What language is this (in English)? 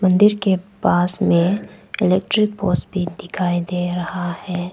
Hindi